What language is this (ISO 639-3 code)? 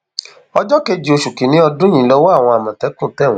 yor